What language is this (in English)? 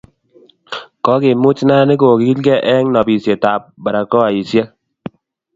Kalenjin